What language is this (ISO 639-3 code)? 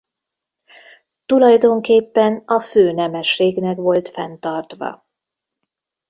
hun